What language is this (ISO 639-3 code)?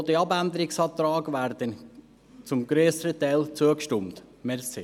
gsw